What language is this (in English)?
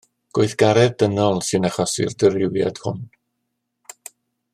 Welsh